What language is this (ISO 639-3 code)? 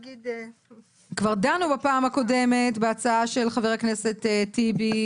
heb